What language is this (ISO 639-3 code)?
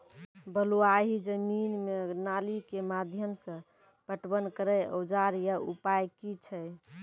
mai